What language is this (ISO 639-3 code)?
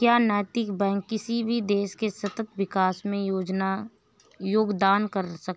hin